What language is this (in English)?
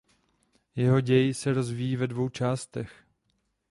Czech